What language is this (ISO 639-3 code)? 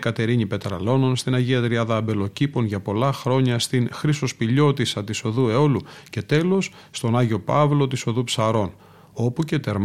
ell